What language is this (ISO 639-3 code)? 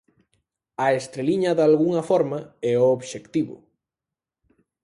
glg